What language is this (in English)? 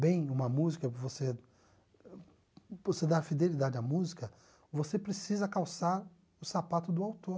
Portuguese